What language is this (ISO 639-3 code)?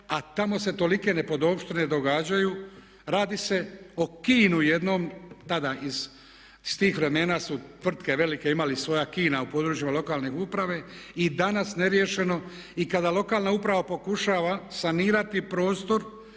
hrv